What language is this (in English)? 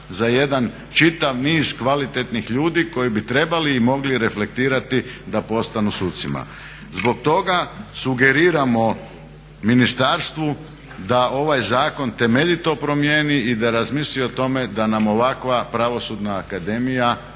Croatian